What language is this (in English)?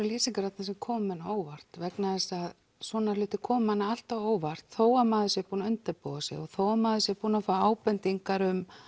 Icelandic